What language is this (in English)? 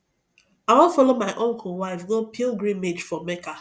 Nigerian Pidgin